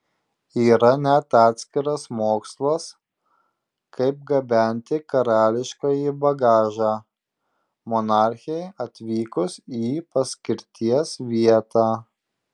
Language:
Lithuanian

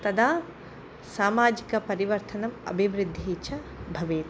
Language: Sanskrit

